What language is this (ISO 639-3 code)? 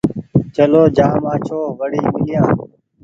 gig